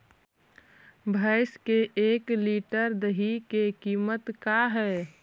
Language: Magahi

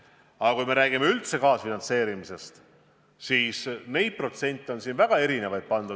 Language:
Estonian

